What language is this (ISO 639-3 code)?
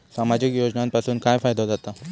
mar